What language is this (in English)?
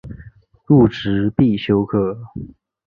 Chinese